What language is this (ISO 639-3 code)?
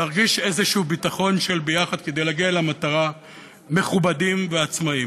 heb